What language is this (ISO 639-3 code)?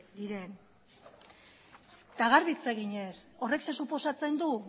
eus